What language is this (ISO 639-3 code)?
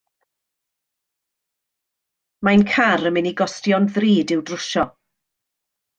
cym